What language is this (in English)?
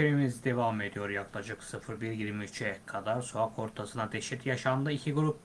Turkish